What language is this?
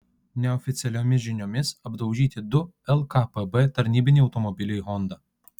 Lithuanian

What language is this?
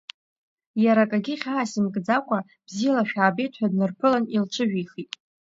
Abkhazian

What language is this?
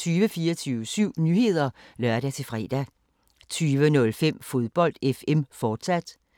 Danish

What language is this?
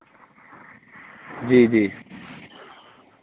Dogri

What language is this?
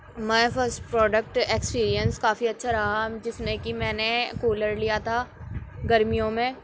Urdu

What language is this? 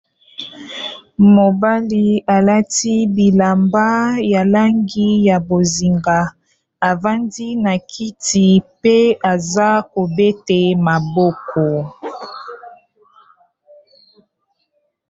Lingala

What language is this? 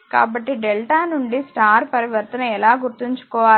Telugu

